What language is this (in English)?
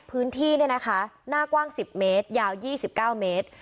Thai